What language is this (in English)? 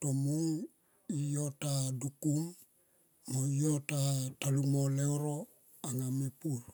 Tomoip